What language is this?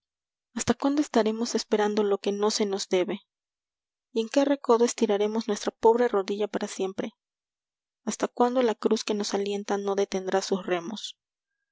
Spanish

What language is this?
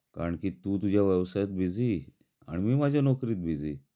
Marathi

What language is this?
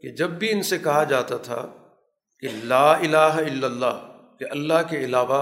Urdu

